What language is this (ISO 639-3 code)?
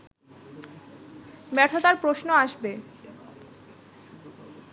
ben